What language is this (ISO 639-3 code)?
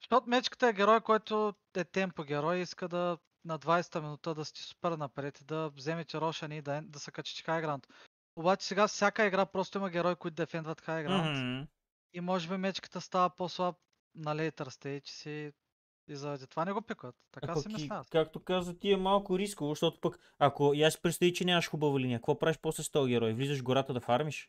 bul